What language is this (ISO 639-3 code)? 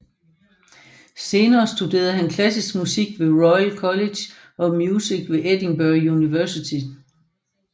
dan